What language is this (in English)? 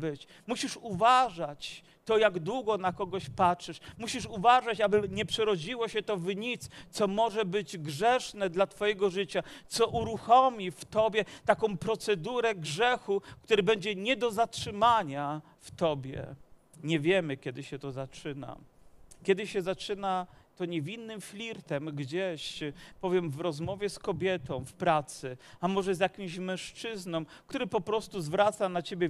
Polish